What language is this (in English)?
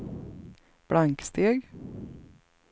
Swedish